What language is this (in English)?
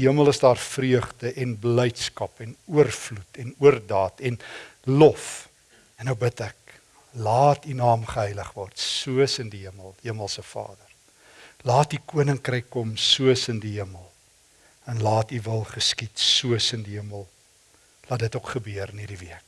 Dutch